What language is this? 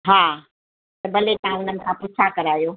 Sindhi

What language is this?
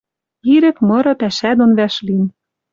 Western Mari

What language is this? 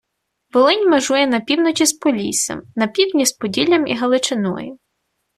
Ukrainian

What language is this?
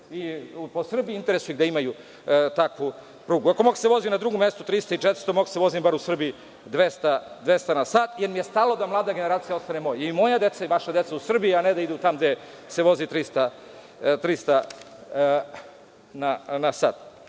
Serbian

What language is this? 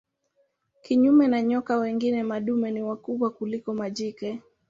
Swahili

